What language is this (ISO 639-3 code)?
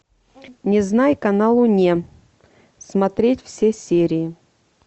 rus